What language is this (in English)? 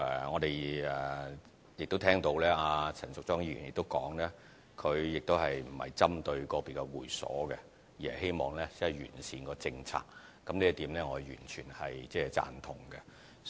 Cantonese